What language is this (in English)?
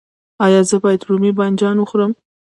Pashto